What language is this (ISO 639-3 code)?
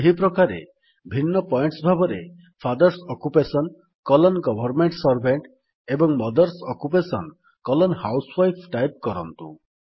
ori